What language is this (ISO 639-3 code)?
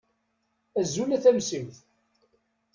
kab